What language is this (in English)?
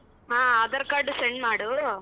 Kannada